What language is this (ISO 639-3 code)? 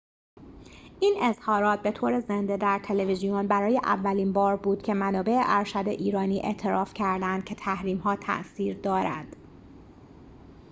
fas